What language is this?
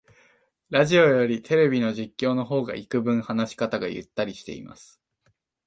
Japanese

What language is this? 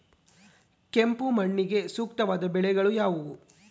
Kannada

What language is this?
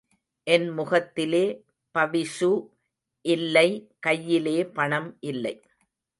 Tamil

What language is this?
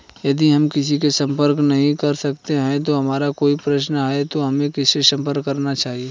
Hindi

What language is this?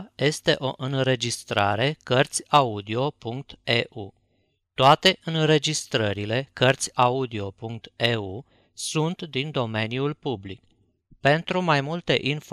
Romanian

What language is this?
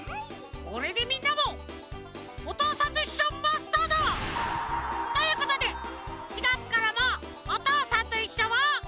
Japanese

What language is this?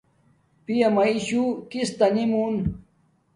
Domaaki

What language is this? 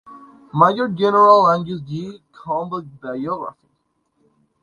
Spanish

